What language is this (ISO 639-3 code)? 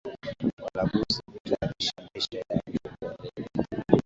swa